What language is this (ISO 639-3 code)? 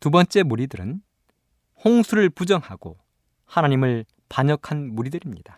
kor